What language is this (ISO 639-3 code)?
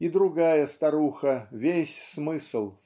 rus